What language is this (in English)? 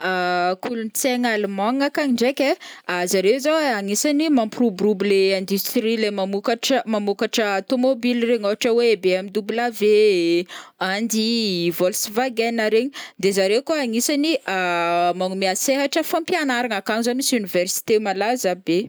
Northern Betsimisaraka Malagasy